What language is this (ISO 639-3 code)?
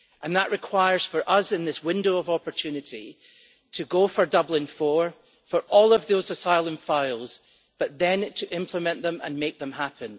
eng